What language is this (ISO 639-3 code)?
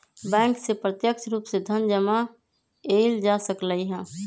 mag